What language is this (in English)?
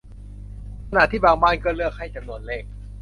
Thai